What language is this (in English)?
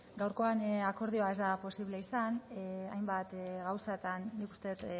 Basque